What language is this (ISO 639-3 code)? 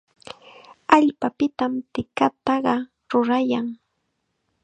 qxa